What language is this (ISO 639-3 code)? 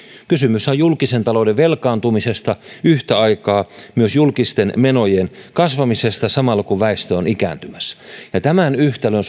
fin